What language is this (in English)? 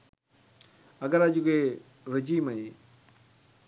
Sinhala